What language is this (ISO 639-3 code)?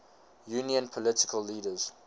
eng